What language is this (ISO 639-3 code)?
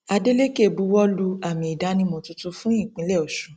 yor